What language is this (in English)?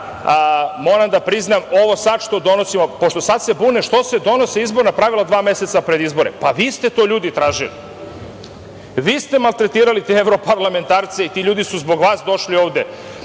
Serbian